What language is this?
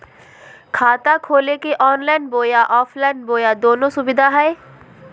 Magahi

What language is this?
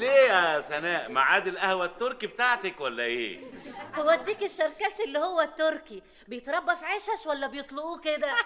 Arabic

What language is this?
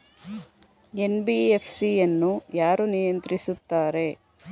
Kannada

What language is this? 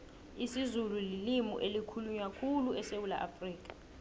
South Ndebele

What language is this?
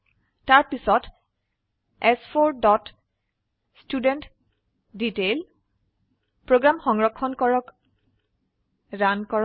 Assamese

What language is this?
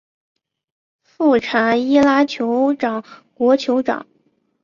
Chinese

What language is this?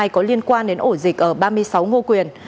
Vietnamese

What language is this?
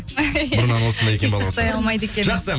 Kazakh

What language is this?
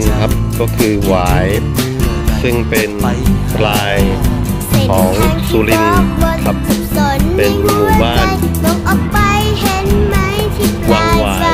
Thai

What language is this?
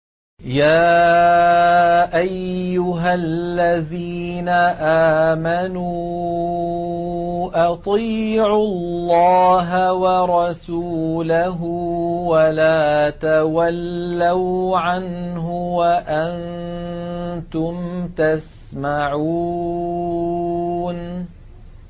Arabic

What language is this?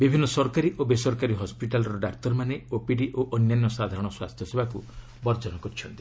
Odia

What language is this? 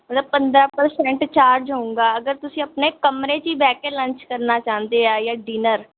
Punjabi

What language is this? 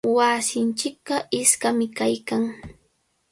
Cajatambo North Lima Quechua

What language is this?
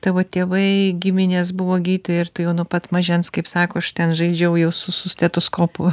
Lithuanian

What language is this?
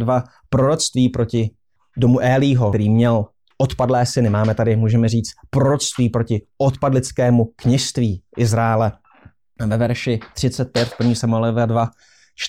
Czech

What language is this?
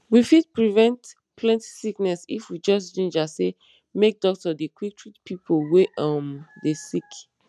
Nigerian Pidgin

